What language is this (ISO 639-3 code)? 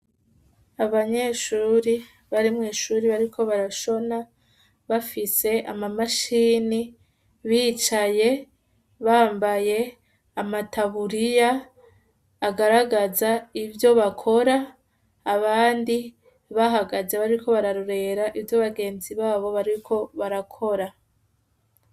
run